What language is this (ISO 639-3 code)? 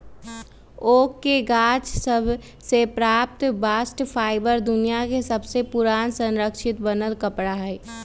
mag